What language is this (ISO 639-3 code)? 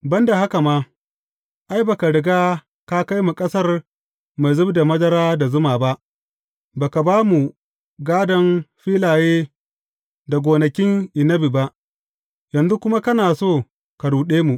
hau